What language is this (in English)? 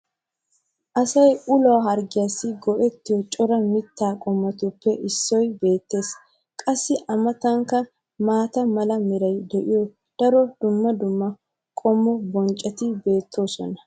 Wolaytta